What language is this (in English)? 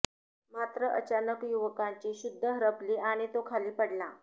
Marathi